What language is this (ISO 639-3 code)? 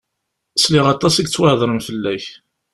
kab